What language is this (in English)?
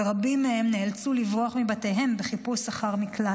Hebrew